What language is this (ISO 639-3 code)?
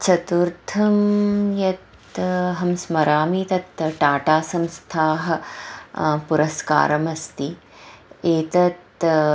san